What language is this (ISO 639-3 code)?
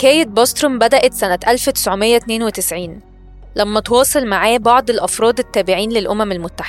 ara